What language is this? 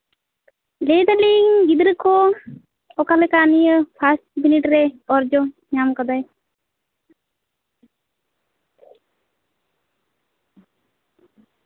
Santali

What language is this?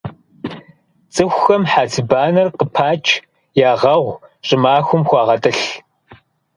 Kabardian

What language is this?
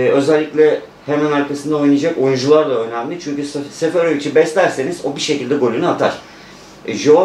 Turkish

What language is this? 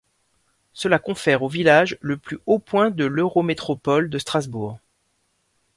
French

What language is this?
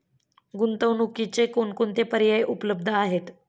Marathi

